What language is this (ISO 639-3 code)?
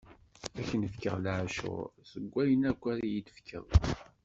kab